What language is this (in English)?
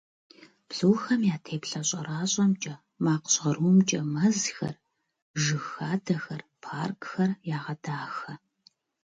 Kabardian